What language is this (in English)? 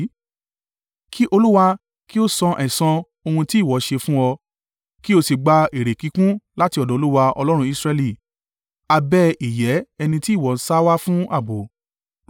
Yoruba